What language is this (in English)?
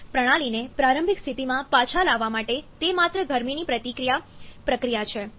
Gujarati